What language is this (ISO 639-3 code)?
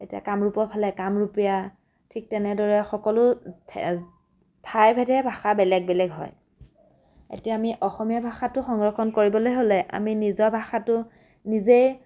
asm